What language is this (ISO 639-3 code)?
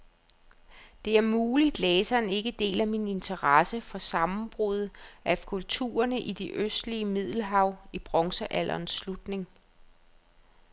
dan